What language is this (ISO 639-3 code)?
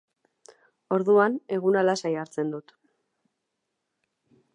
eus